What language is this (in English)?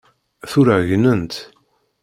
Kabyle